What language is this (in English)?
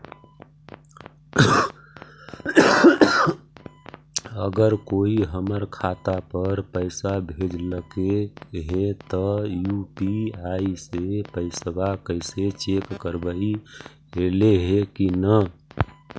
Magahi